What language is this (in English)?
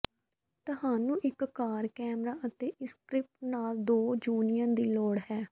Punjabi